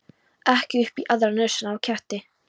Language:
Icelandic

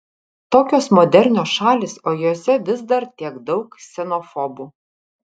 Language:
Lithuanian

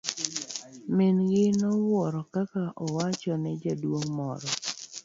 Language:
Luo (Kenya and Tanzania)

